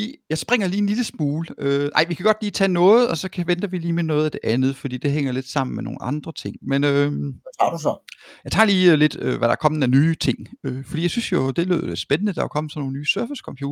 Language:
Danish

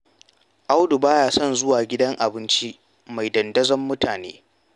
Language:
Hausa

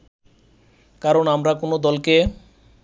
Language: Bangla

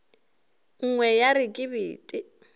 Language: Northern Sotho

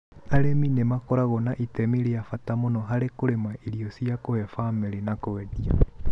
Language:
Kikuyu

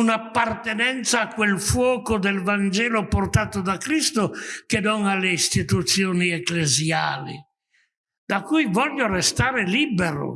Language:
Italian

